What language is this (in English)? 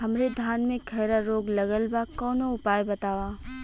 Bhojpuri